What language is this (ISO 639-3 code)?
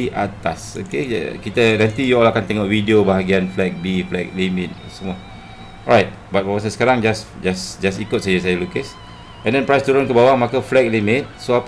msa